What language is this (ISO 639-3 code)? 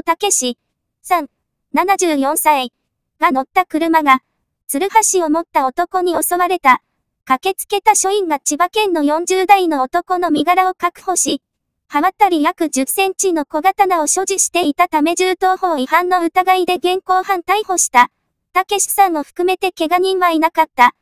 jpn